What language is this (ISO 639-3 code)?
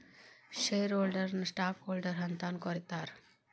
kan